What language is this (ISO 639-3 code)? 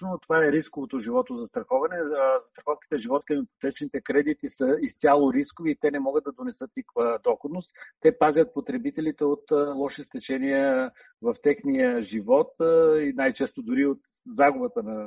bul